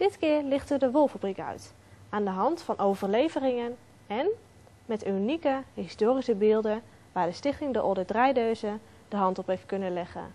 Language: Dutch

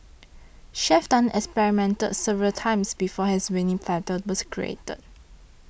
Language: English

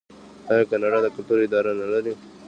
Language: Pashto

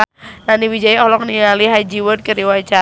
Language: Sundanese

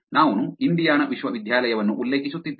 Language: Kannada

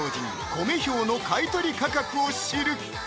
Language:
Japanese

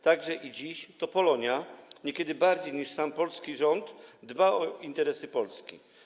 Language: Polish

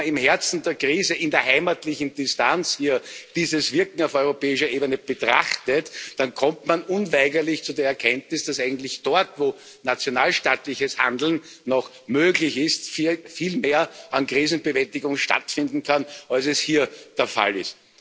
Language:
German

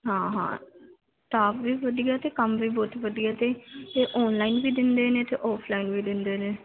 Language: Punjabi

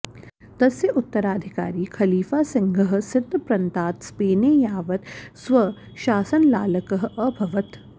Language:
Sanskrit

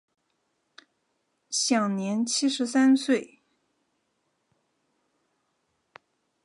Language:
Chinese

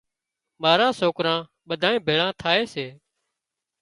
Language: Wadiyara Koli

